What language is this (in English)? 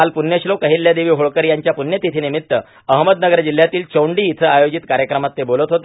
Marathi